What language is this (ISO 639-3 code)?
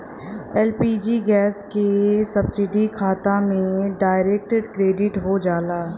bho